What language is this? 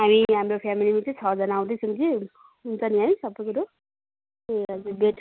Nepali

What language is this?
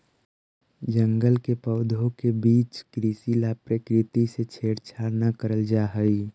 Magahi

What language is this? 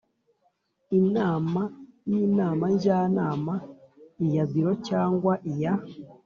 Kinyarwanda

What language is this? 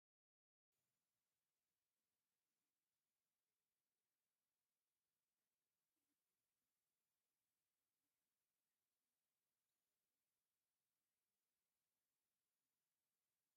Tigrinya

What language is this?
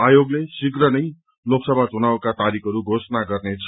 Nepali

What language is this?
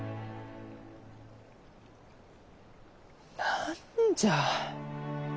Japanese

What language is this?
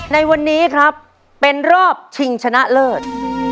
Thai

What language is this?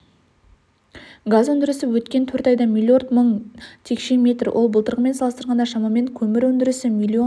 Kazakh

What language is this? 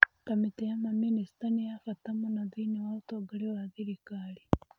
Kikuyu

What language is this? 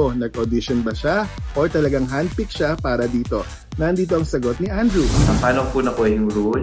Filipino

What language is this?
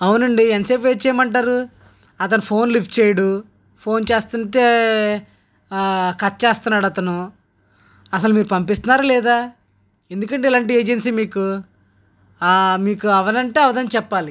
Telugu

